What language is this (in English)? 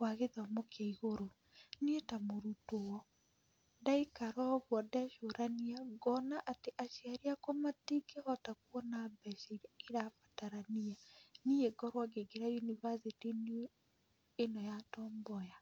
Kikuyu